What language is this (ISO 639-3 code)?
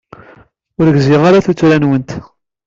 kab